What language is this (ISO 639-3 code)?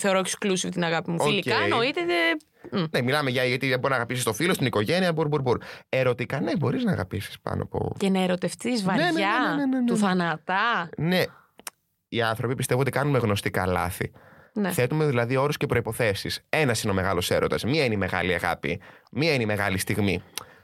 ell